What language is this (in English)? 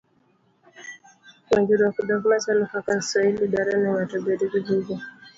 Luo (Kenya and Tanzania)